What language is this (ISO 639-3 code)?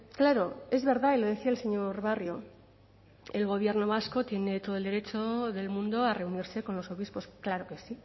spa